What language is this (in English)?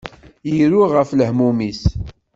Kabyle